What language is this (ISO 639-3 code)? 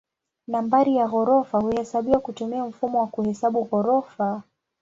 swa